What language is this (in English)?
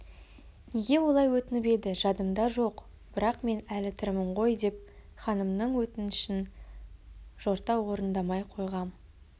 Kazakh